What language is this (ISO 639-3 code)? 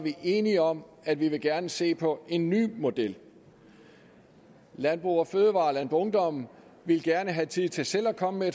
dan